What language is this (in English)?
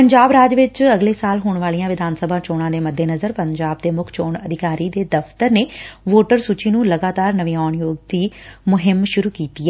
Punjabi